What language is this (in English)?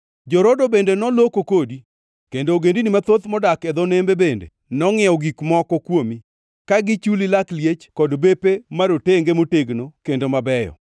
Luo (Kenya and Tanzania)